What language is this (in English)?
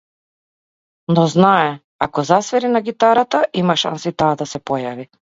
Macedonian